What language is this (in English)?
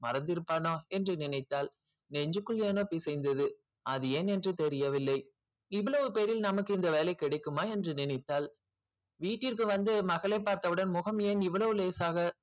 Tamil